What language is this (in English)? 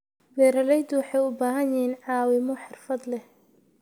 Somali